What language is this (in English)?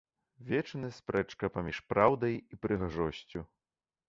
Belarusian